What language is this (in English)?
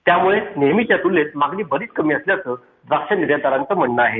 Marathi